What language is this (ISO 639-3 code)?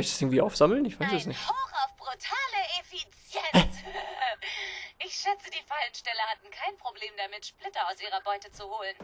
deu